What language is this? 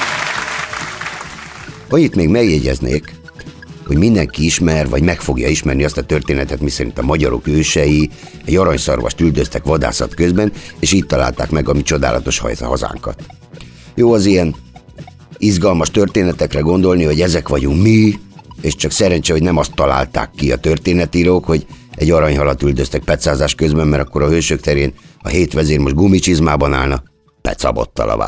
Hungarian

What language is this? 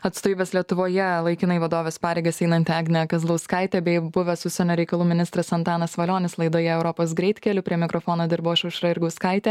Lithuanian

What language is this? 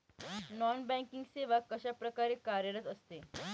Marathi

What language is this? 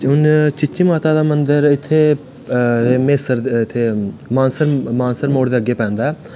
Dogri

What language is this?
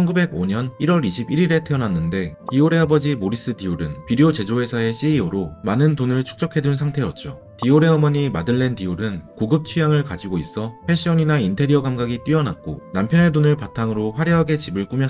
Korean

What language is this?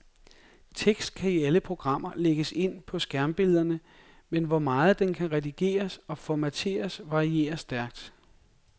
Danish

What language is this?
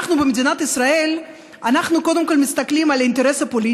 Hebrew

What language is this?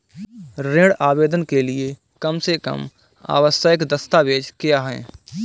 Hindi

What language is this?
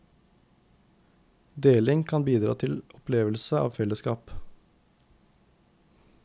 Norwegian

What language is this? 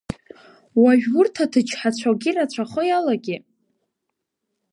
Abkhazian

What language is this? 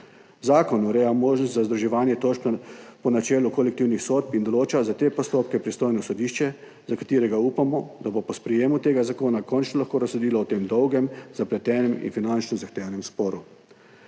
Slovenian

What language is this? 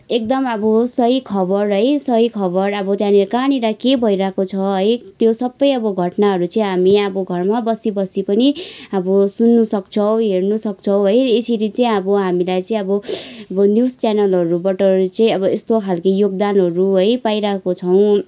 Nepali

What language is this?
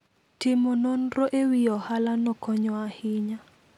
Luo (Kenya and Tanzania)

